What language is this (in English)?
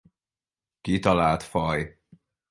Hungarian